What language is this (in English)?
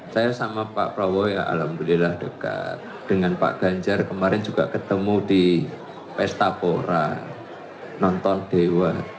Indonesian